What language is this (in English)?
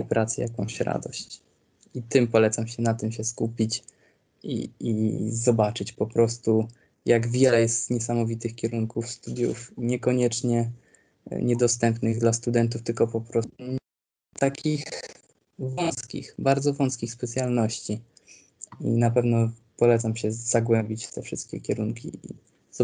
Polish